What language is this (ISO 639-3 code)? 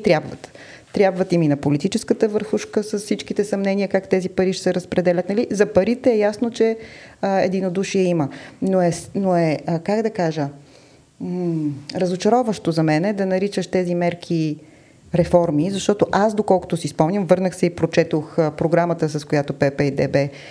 bul